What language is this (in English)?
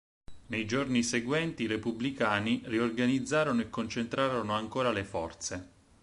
Italian